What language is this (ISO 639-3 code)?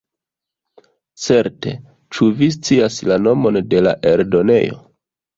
epo